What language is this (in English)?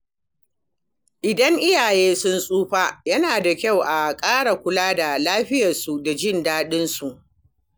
Hausa